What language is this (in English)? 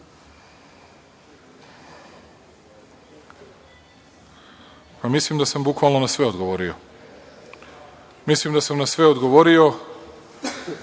Serbian